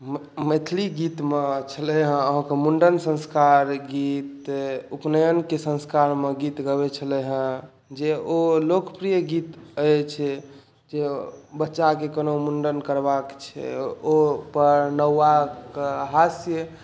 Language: Maithili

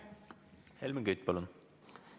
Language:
Estonian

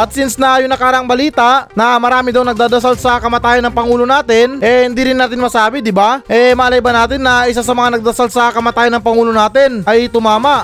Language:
Filipino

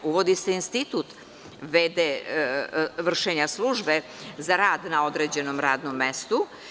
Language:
Serbian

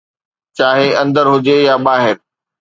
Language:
Sindhi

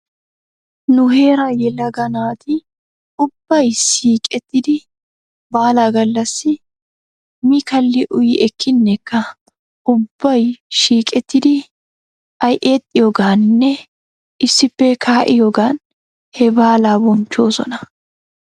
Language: Wolaytta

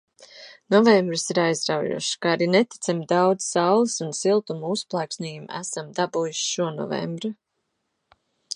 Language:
Latvian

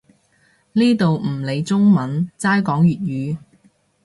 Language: Cantonese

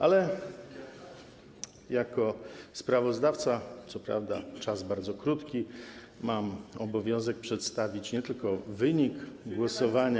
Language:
Polish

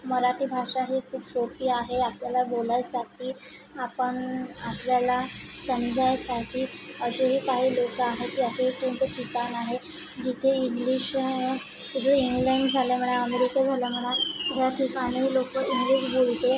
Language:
Marathi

